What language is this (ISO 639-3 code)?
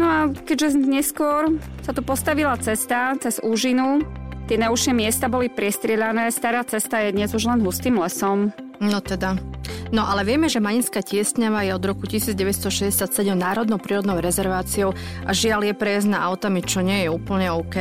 slk